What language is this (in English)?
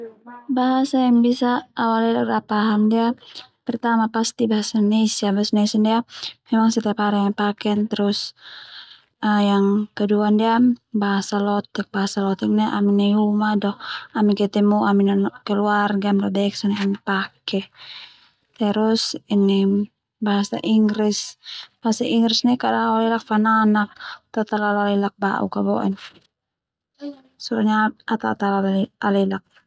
Termanu